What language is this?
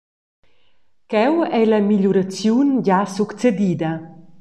Romansh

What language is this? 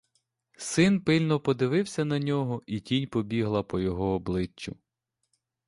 Ukrainian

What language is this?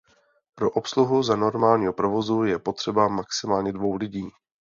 Czech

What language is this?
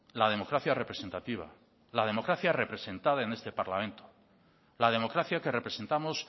Spanish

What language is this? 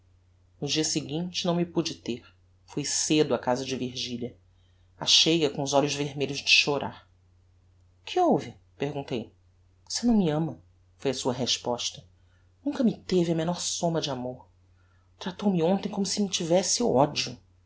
Portuguese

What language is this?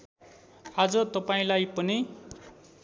Nepali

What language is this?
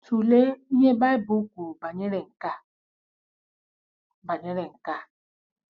Igbo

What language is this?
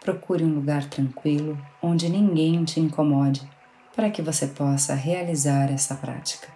Portuguese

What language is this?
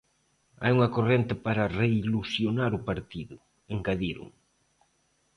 Galician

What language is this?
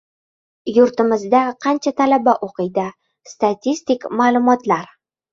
Uzbek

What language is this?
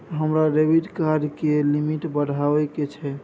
Maithili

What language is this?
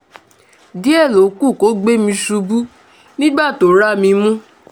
Yoruba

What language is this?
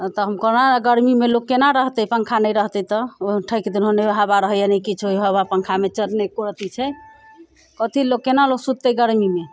Maithili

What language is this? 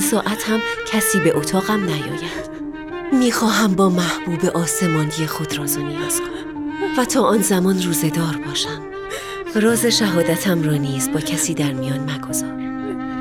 Persian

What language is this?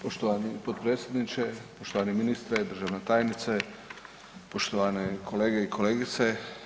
Croatian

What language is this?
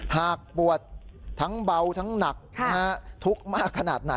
Thai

